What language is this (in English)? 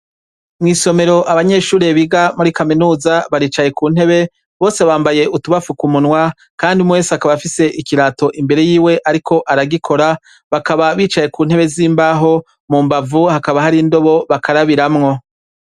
Rundi